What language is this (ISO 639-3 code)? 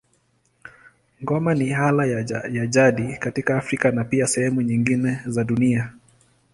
swa